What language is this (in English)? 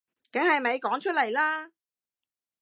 Cantonese